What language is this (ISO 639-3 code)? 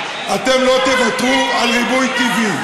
heb